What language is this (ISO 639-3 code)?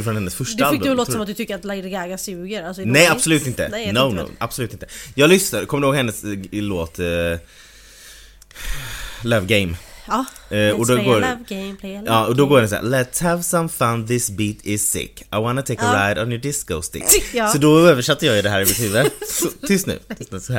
swe